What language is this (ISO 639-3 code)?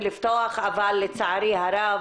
heb